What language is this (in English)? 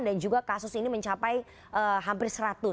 Indonesian